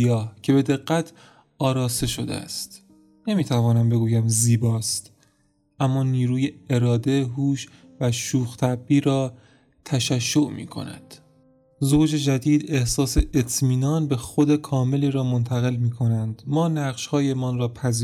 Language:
Persian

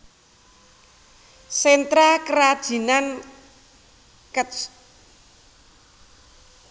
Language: Javanese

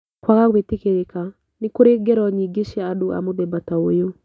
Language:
Kikuyu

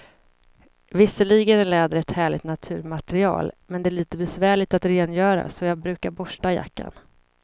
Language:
Swedish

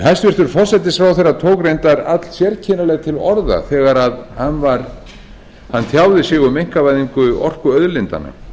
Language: Icelandic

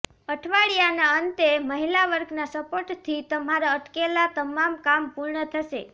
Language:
Gujarati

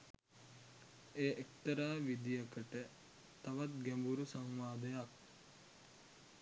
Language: Sinhala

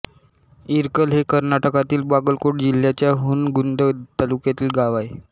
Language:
Marathi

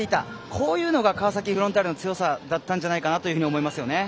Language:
Japanese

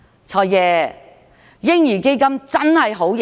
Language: Cantonese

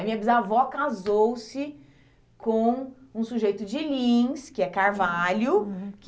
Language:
Portuguese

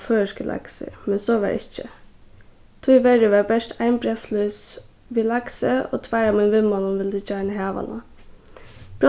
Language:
Faroese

